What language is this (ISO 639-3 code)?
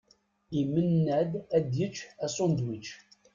kab